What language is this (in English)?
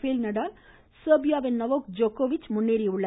Tamil